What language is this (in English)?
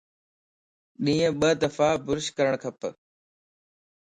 Lasi